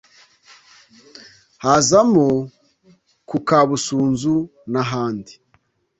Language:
Kinyarwanda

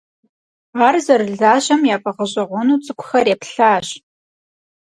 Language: Kabardian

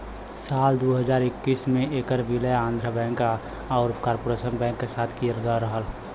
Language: Bhojpuri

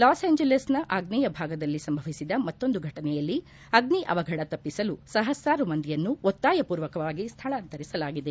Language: Kannada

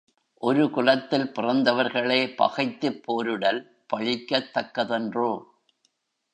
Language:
Tamil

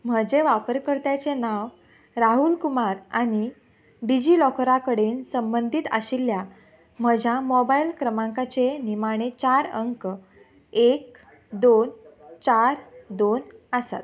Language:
Konkani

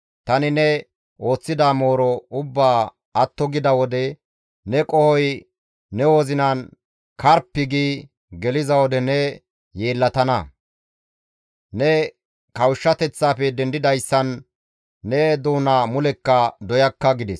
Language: Gamo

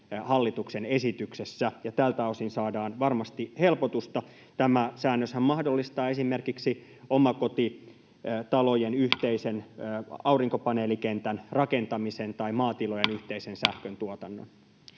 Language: Finnish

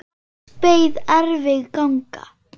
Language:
Icelandic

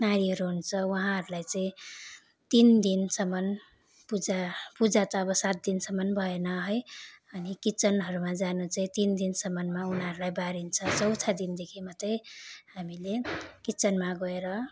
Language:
Nepali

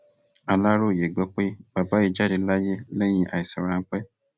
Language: Yoruba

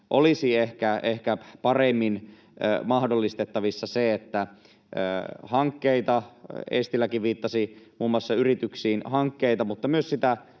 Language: Finnish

